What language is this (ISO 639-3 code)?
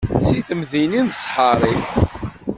kab